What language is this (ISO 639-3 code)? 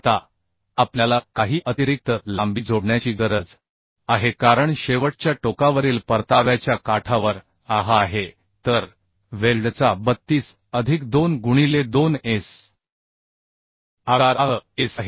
mar